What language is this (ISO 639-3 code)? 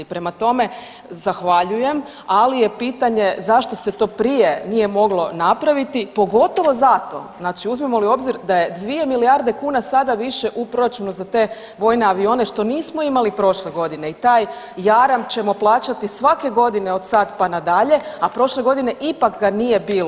hrv